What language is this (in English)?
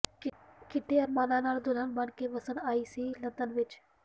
Punjabi